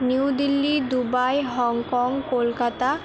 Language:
Bangla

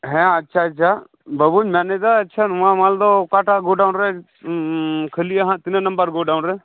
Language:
Santali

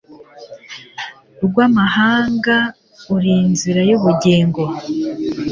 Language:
Kinyarwanda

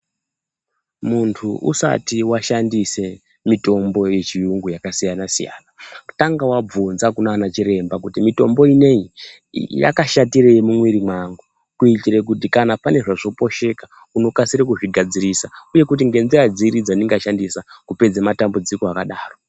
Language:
Ndau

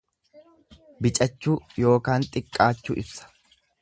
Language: Oromo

